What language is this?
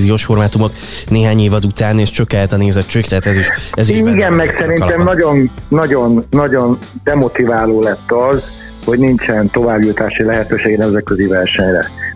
Hungarian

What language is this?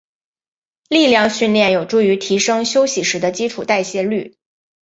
Chinese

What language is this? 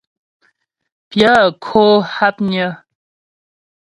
Ghomala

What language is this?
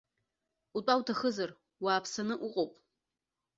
Abkhazian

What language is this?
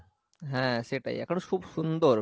Bangla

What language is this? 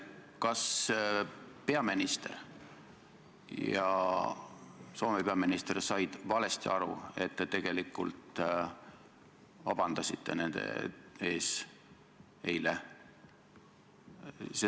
Estonian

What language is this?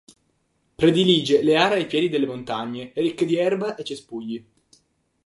Italian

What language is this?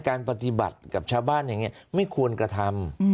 Thai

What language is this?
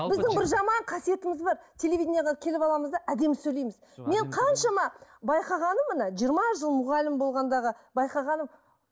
Kazakh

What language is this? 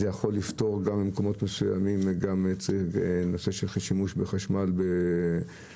Hebrew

